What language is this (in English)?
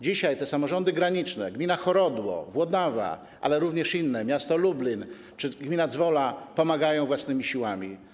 Polish